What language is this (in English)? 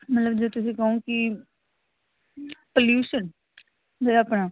Punjabi